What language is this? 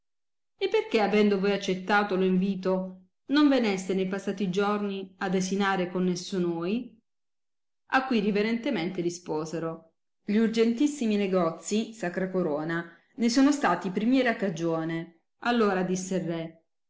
Italian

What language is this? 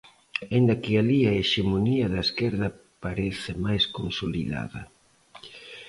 Galician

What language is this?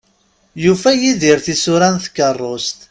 Kabyle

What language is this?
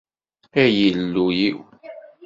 Kabyle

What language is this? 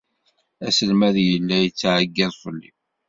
Kabyle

